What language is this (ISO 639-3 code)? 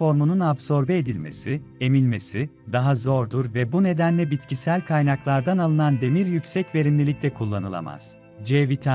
tur